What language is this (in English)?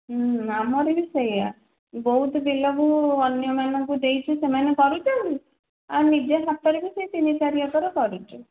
Odia